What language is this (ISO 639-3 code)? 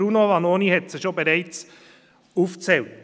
gsw